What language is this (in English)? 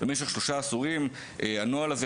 Hebrew